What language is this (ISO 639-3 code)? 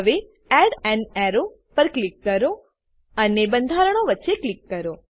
guj